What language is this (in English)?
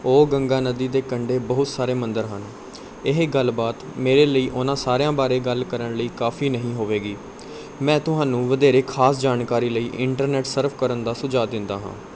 Punjabi